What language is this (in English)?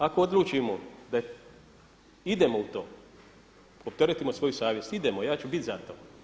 Croatian